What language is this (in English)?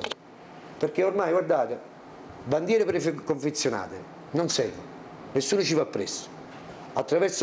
Italian